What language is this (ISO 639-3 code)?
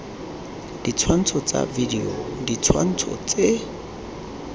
tsn